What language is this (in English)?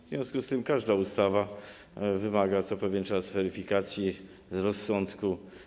Polish